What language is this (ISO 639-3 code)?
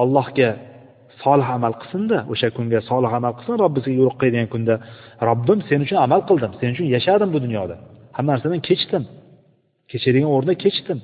bul